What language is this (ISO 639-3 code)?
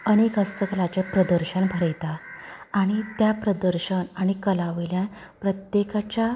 kok